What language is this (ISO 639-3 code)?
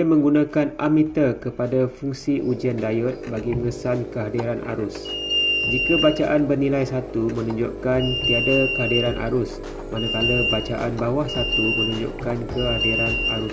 msa